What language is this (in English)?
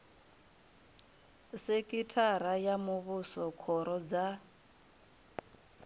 Venda